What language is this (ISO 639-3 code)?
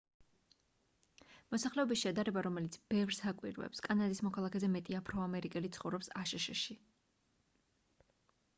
kat